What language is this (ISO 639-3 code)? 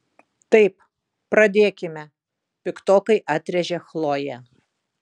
lit